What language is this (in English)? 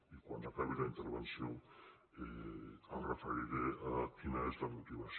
Catalan